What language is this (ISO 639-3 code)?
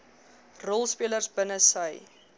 afr